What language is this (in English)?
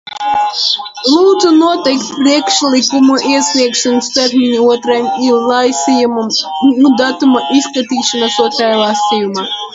Latvian